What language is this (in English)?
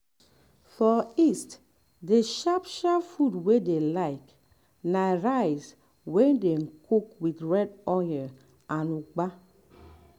Nigerian Pidgin